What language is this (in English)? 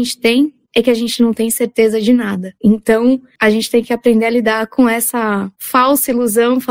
Portuguese